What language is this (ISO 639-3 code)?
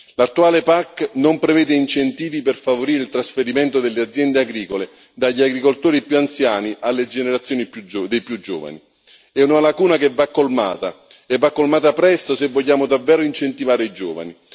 ita